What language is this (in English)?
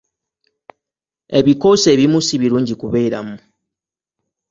Ganda